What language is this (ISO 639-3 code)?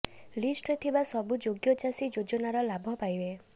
ori